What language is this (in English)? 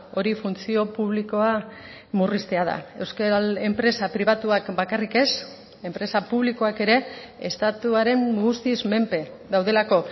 Basque